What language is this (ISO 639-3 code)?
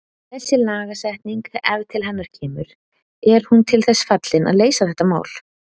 isl